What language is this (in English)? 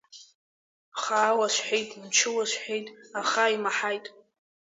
Abkhazian